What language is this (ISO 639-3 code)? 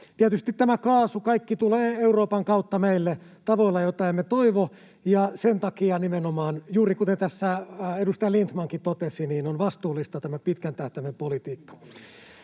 fin